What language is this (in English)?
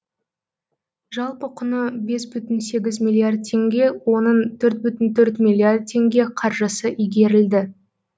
Kazakh